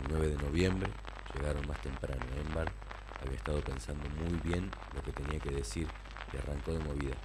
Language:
Spanish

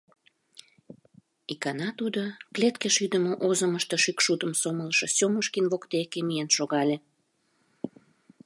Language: Mari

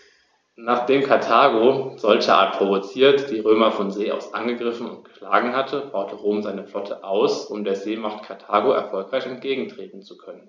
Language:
German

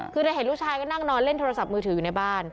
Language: Thai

